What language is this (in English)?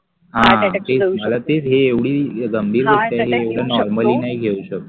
Marathi